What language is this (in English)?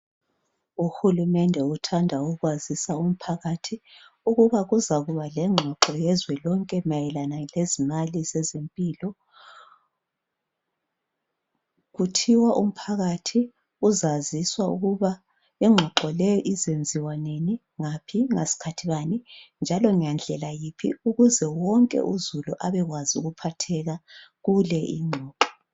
North Ndebele